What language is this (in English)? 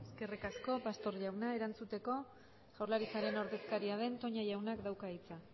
Basque